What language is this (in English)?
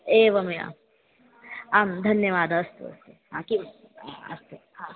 Sanskrit